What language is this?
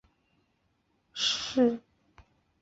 Chinese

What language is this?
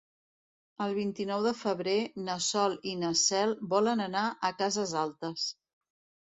Catalan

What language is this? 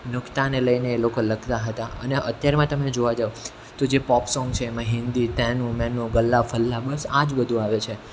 Gujarati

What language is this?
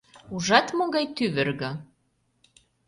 Mari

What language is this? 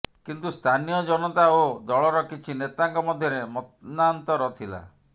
Odia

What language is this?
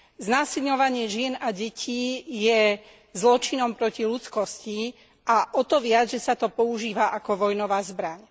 Slovak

